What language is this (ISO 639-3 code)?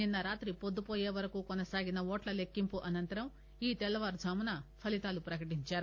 tel